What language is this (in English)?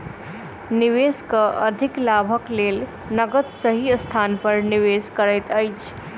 Maithili